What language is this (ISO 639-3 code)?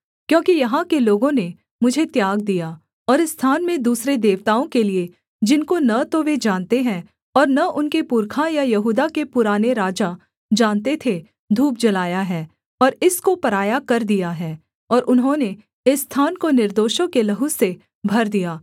hin